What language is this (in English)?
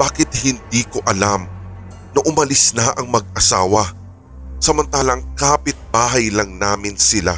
Filipino